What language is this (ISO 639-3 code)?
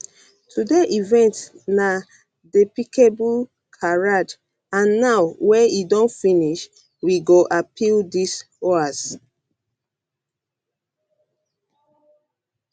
pcm